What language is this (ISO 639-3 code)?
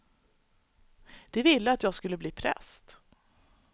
swe